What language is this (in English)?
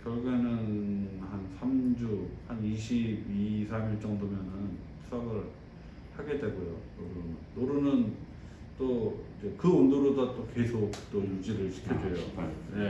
Korean